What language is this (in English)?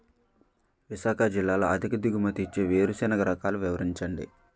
Telugu